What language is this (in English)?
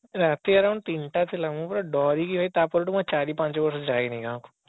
Odia